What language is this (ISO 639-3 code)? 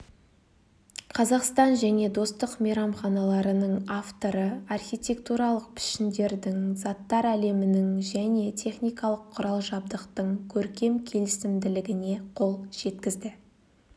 kaz